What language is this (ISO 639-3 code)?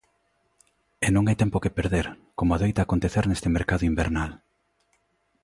glg